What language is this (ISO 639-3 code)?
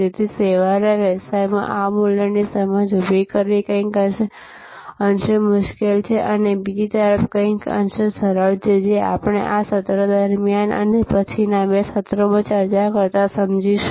guj